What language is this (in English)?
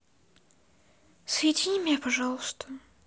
Russian